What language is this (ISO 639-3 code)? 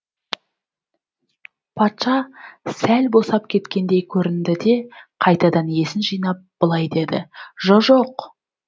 kaz